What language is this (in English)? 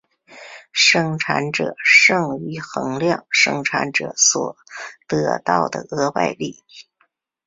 Chinese